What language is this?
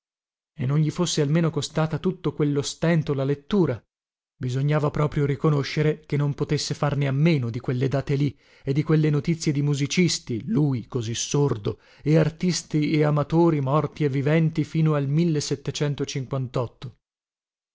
Italian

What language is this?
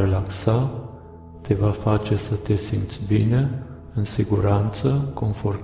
Romanian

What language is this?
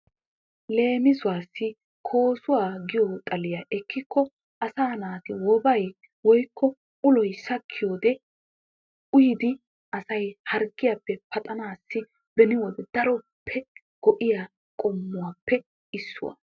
Wolaytta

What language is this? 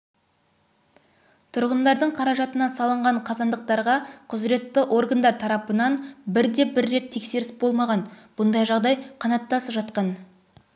Kazakh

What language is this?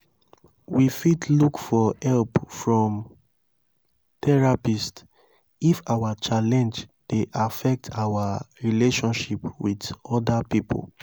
Nigerian Pidgin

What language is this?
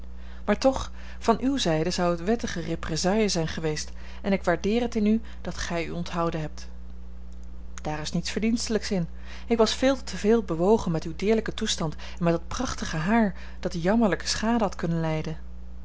Dutch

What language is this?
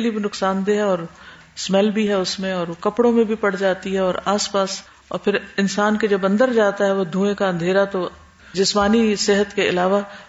Urdu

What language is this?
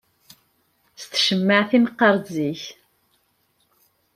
Kabyle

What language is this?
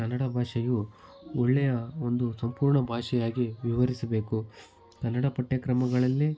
Kannada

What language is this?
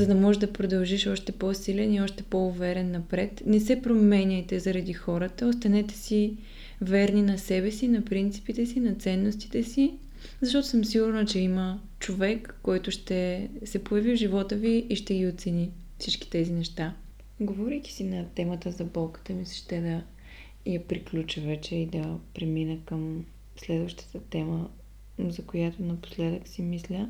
Bulgarian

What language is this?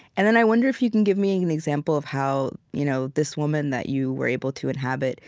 English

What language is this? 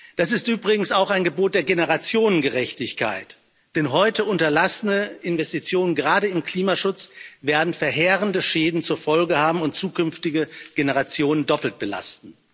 German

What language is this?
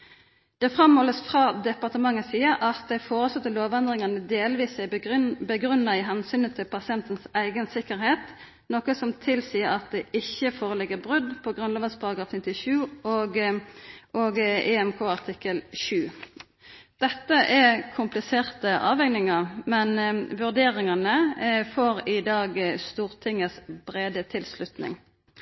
Norwegian Nynorsk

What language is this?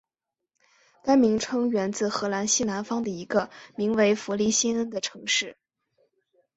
Chinese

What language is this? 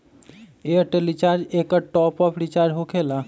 Magahi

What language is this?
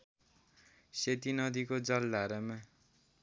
Nepali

